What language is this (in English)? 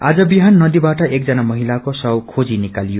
Nepali